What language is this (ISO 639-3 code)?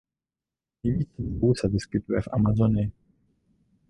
ces